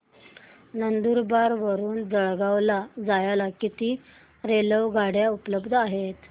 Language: Marathi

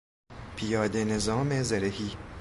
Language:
Persian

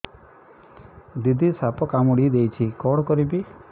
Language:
Odia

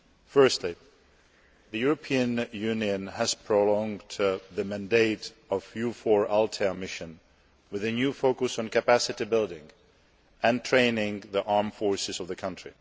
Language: English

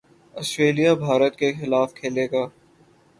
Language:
Urdu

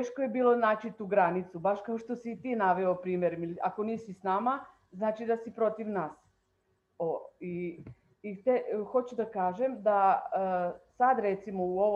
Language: Croatian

